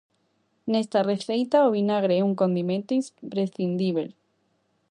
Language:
Galician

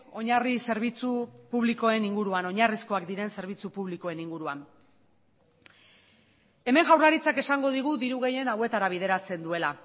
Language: Basque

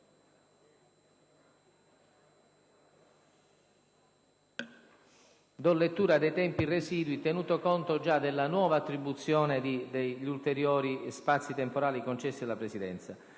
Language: Italian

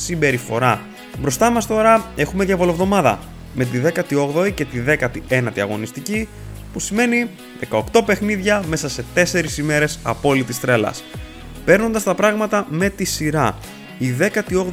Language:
Greek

